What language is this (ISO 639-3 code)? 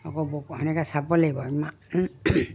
asm